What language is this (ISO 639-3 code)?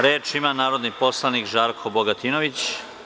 srp